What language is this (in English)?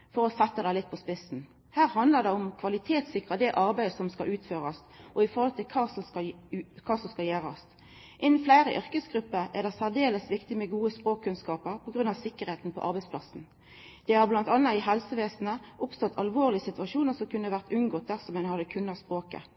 Norwegian Nynorsk